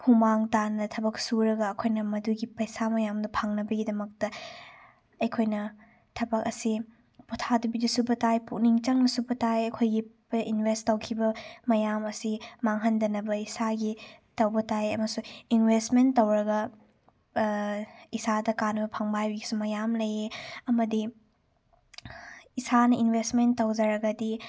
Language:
Manipuri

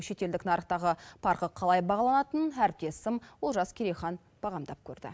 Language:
Kazakh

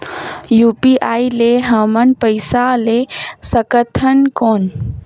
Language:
Chhattisgarhi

